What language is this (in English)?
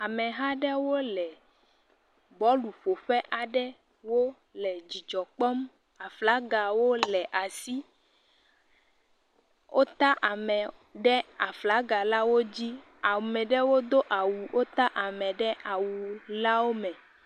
Ewe